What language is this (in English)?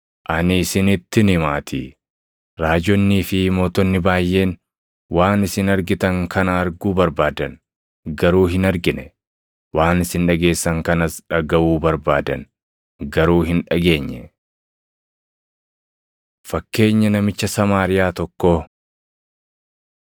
Oromo